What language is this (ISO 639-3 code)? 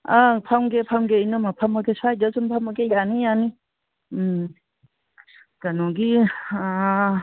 mni